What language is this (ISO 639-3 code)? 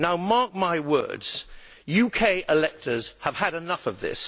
eng